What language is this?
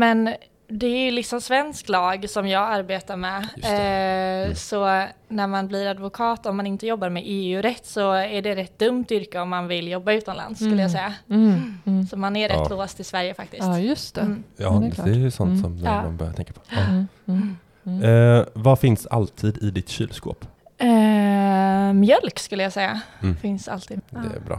Swedish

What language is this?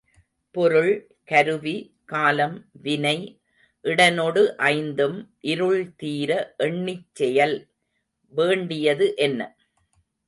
Tamil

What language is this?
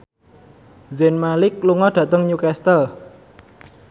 Javanese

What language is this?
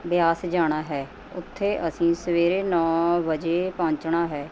Punjabi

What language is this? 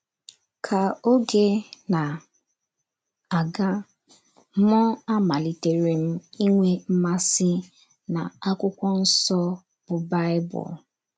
Igbo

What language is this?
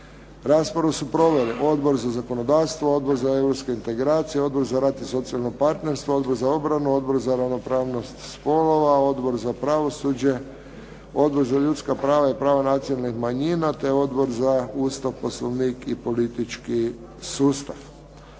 Croatian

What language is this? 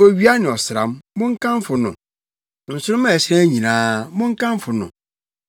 Akan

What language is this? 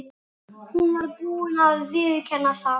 Icelandic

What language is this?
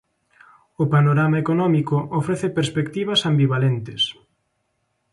Galician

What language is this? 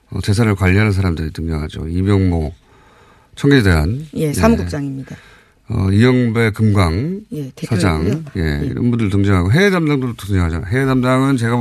Korean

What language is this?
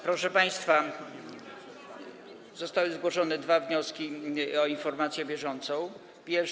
Polish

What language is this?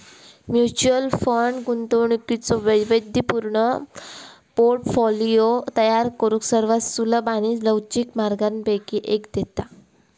Marathi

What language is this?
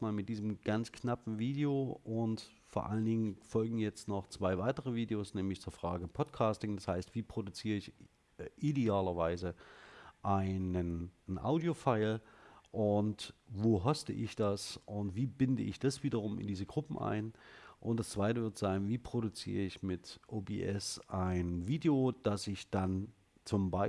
German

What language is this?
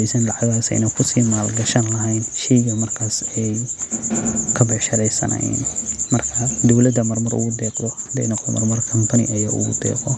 Somali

